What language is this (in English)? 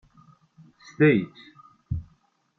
Kabyle